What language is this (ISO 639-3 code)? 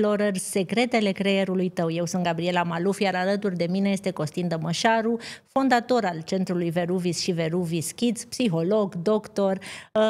ron